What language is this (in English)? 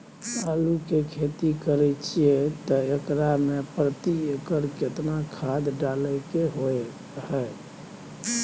Maithili